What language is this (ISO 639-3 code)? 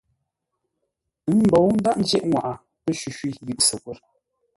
nla